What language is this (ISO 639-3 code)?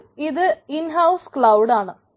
mal